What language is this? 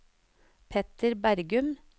Norwegian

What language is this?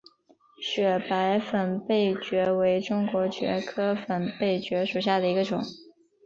Chinese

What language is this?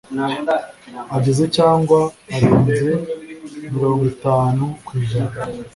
Kinyarwanda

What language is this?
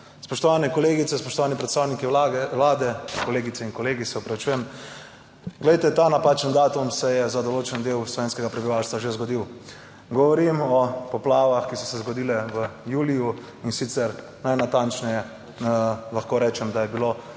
Slovenian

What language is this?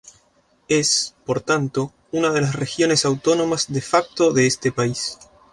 Spanish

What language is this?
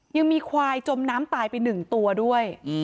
Thai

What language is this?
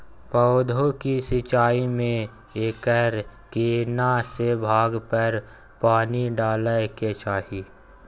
Maithili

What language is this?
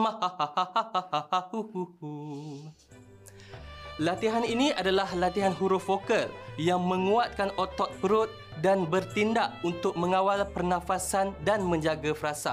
Malay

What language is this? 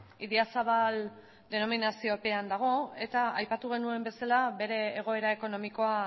Basque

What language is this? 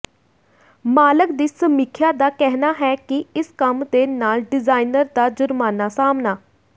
Punjabi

